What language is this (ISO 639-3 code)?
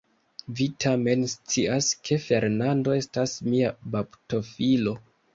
epo